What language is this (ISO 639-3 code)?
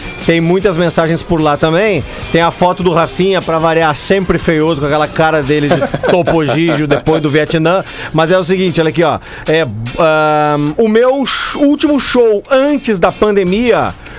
por